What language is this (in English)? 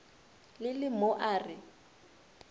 Northern Sotho